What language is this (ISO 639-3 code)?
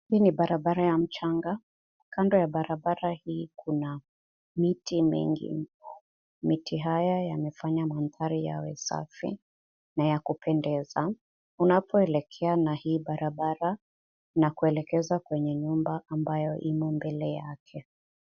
swa